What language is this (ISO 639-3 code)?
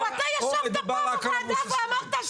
heb